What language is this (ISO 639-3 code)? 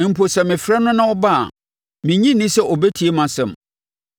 aka